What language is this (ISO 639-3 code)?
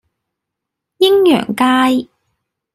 yue